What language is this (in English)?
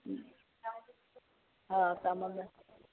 Odia